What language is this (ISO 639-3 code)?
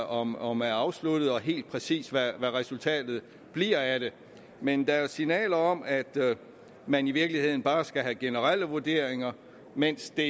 dan